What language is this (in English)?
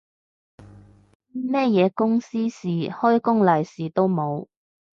Cantonese